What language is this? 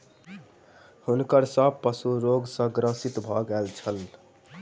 Maithili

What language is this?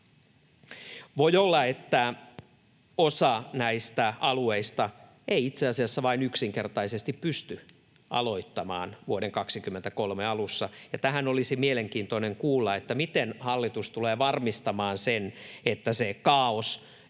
Finnish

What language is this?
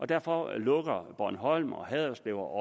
Danish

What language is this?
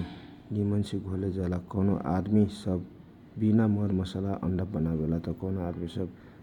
Kochila Tharu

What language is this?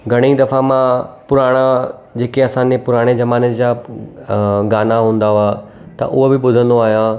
Sindhi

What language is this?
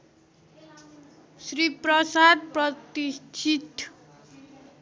Nepali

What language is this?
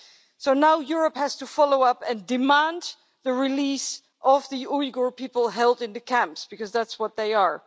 English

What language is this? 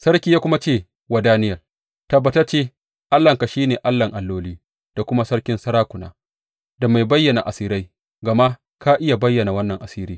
Hausa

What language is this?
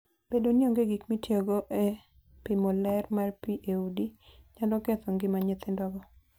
Luo (Kenya and Tanzania)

